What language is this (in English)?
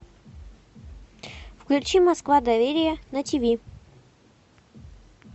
Russian